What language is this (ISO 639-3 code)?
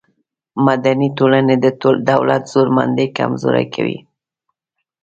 pus